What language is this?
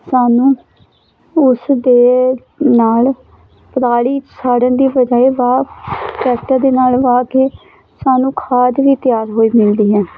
Punjabi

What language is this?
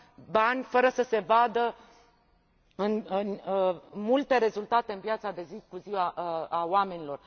Romanian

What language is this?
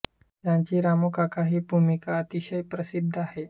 Marathi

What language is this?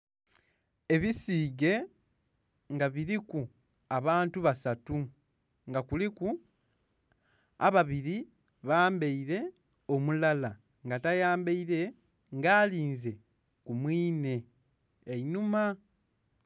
Soga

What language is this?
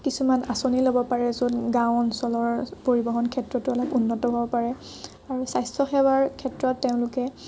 Assamese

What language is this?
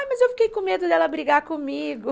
Portuguese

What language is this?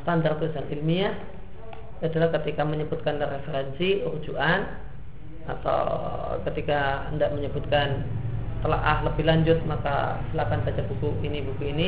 Indonesian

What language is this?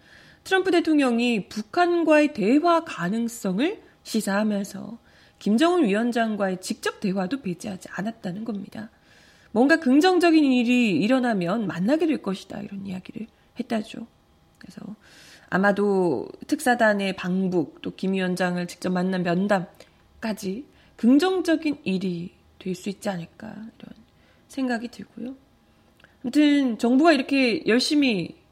Korean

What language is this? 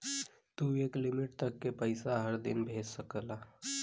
Bhojpuri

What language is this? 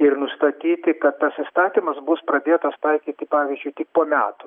Lithuanian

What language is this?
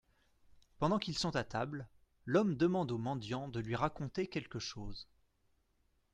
French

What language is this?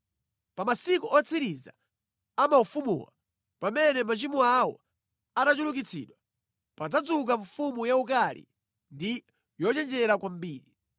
Nyanja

